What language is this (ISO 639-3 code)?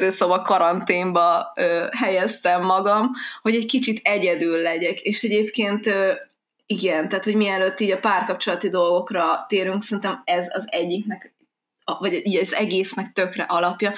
hun